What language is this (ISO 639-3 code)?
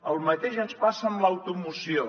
cat